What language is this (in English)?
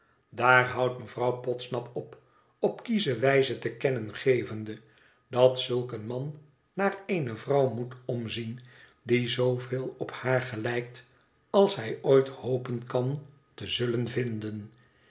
Dutch